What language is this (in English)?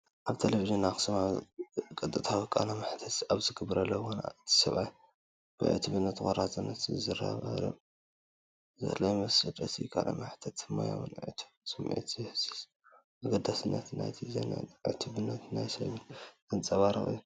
Tigrinya